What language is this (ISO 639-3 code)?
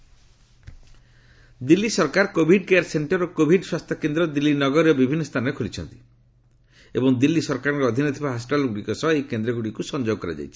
ori